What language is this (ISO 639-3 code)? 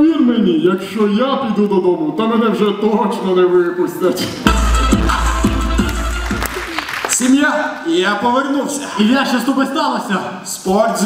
ukr